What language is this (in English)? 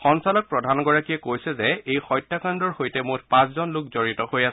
Assamese